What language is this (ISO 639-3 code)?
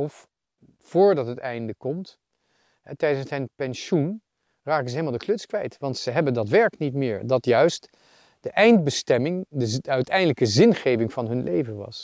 nld